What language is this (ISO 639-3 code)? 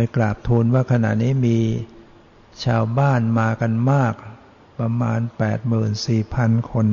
tha